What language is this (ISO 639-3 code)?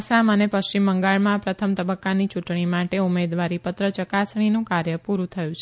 guj